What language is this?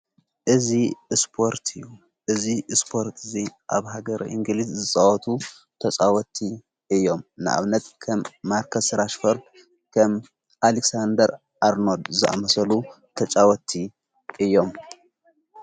Tigrinya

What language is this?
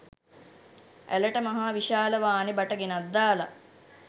Sinhala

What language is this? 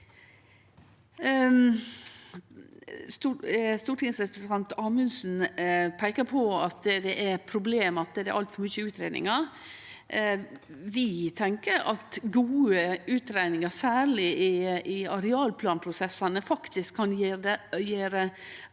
Norwegian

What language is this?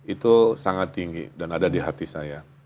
Indonesian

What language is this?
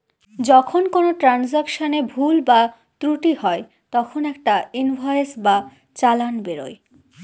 Bangla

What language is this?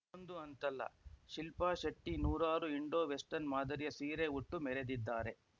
Kannada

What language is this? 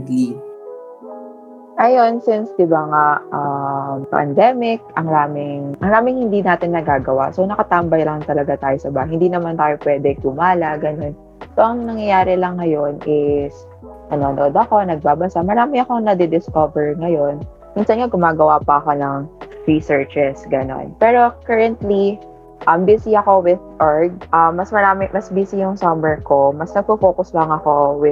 Filipino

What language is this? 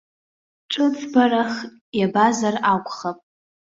Abkhazian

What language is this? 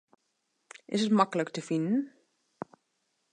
Western Frisian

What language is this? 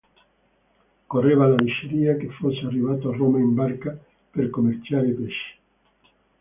Italian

